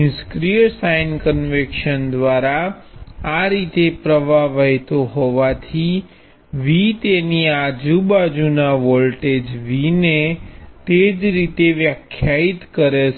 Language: Gujarati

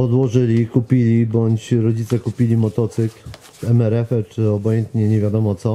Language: Polish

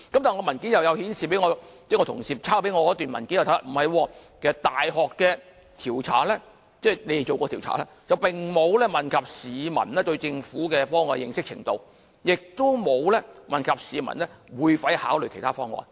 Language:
Cantonese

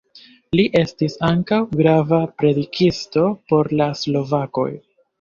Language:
Esperanto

